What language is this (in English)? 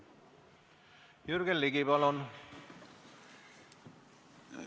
Estonian